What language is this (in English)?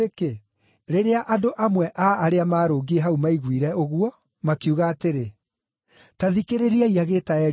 Kikuyu